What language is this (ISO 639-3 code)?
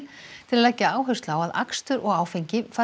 isl